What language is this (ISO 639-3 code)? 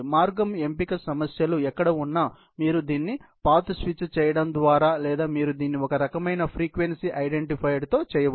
tel